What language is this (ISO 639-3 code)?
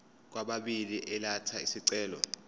zul